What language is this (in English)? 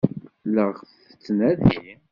Kabyle